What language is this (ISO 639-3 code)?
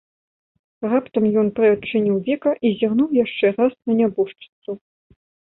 bel